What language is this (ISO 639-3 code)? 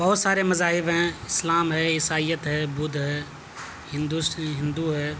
urd